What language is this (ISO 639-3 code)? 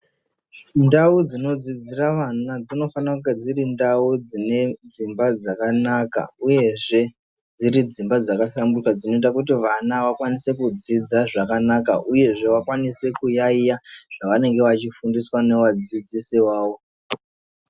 ndc